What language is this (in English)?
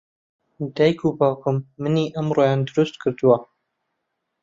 Central Kurdish